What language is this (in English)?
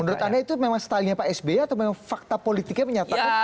Indonesian